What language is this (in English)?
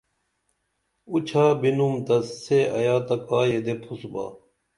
Dameli